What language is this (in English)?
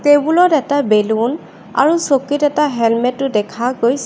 Assamese